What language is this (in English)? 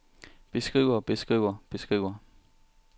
Danish